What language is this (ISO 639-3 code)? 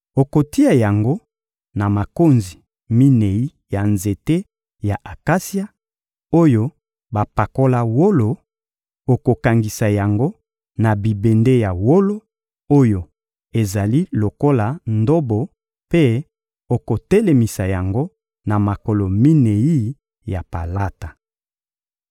lin